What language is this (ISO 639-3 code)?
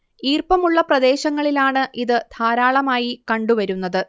mal